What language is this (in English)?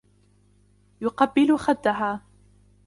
Arabic